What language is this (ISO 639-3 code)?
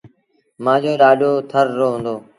sbn